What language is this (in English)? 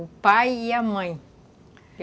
Portuguese